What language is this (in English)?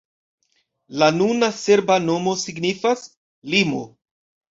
Esperanto